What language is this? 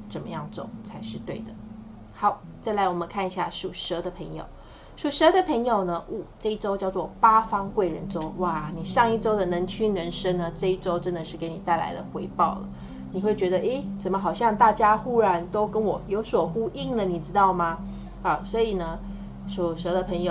Chinese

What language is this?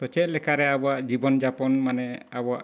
Santali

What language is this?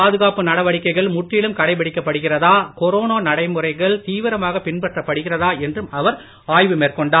Tamil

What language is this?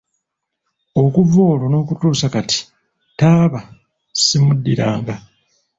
Ganda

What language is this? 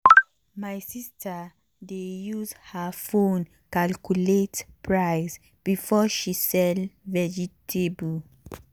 Nigerian Pidgin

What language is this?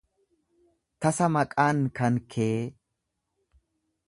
Oromo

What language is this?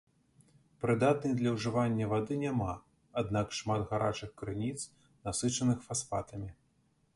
Belarusian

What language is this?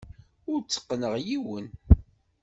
Kabyle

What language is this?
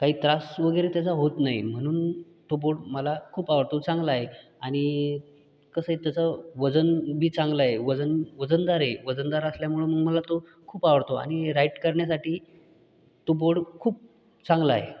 Marathi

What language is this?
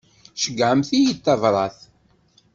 Kabyle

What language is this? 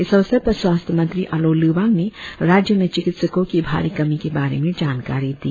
Hindi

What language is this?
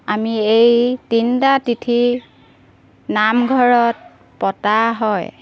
Assamese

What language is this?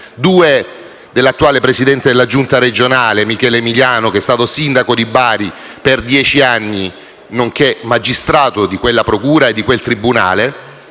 Italian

